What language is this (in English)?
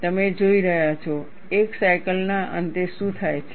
Gujarati